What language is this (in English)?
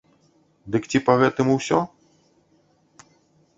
Belarusian